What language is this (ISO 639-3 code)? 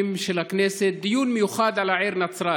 heb